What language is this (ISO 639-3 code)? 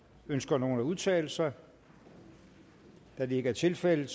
dan